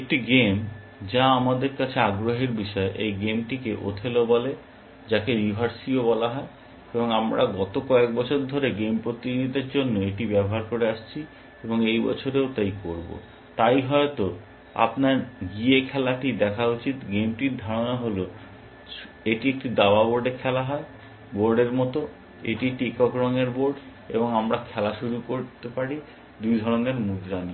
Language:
Bangla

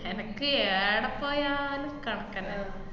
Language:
Malayalam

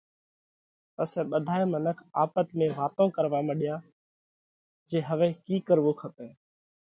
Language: Parkari Koli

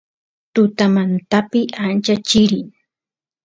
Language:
Santiago del Estero Quichua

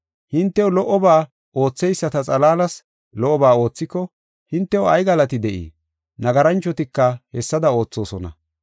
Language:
Gofa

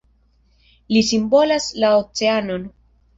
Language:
Esperanto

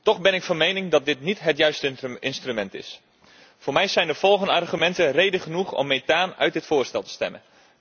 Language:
Dutch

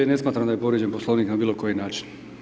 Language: Croatian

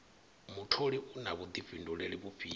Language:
Venda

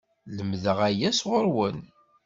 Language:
Kabyle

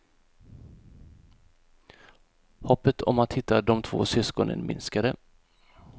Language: Swedish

